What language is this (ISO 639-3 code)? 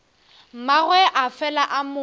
nso